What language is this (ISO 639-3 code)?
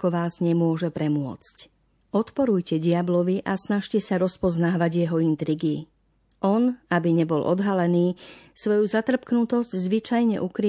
slk